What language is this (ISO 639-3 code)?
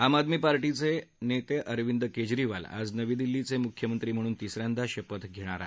mar